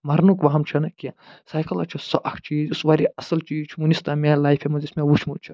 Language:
Kashmiri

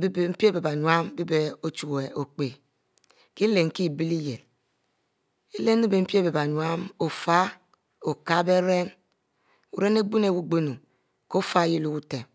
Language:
Mbe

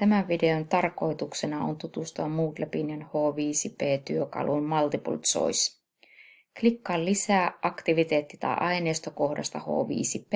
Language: Finnish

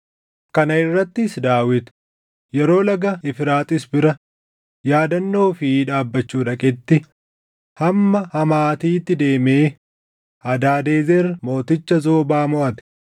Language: Oromo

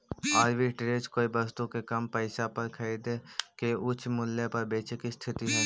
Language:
Magahi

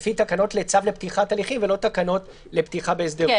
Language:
Hebrew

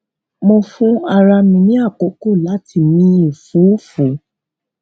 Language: Yoruba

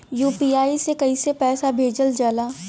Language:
Bhojpuri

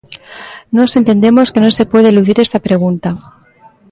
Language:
Galician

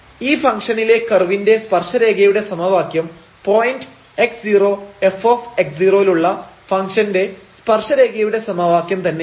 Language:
Malayalam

